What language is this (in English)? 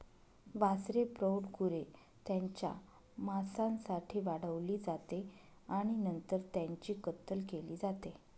Marathi